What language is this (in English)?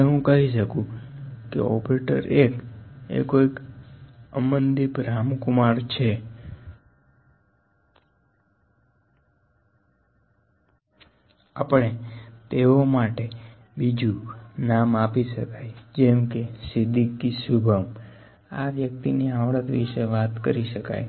Gujarati